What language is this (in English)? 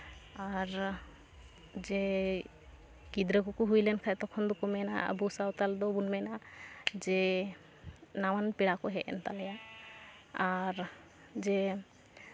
Santali